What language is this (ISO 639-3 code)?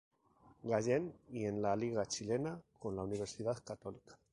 spa